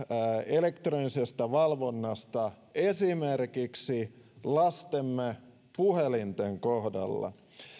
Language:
Finnish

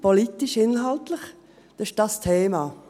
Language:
Swiss German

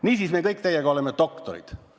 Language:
Estonian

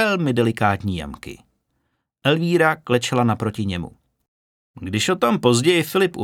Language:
Czech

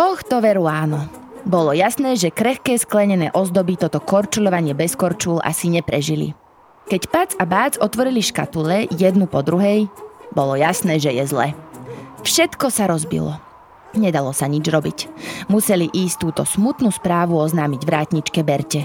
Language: Slovak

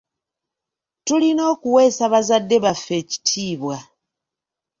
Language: Ganda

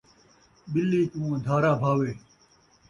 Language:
Saraiki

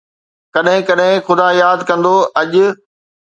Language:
Sindhi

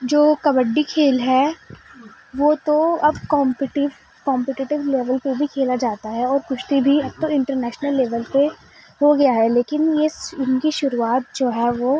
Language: Urdu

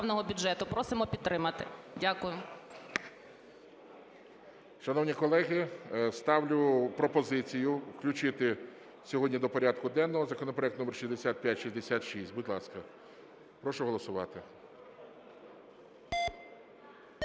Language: Ukrainian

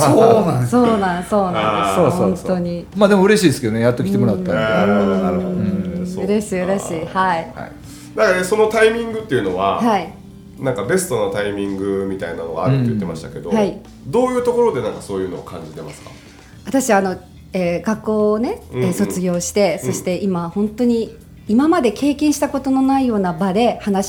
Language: Japanese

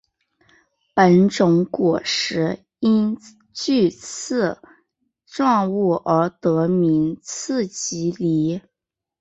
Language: Chinese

